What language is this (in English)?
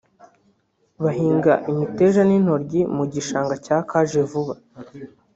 Kinyarwanda